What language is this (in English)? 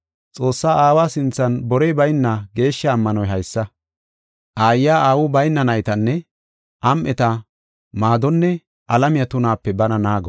Gofa